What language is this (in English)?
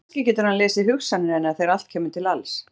Icelandic